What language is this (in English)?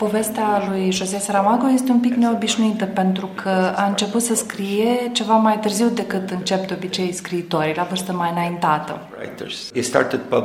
Romanian